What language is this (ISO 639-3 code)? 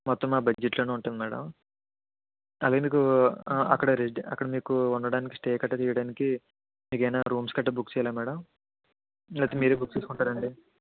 tel